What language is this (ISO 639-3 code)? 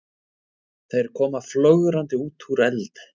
isl